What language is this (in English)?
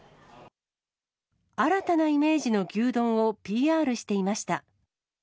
Japanese